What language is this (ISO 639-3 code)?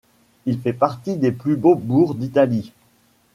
fra